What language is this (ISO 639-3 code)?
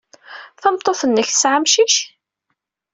kab